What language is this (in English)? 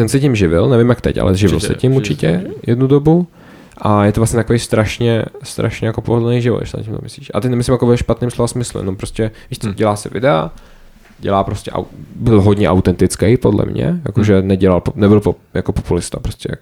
Czech